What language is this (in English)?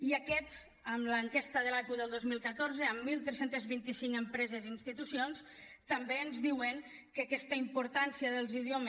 Catalan